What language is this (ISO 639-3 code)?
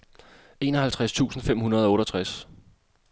dan